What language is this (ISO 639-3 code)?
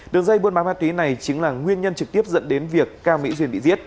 vie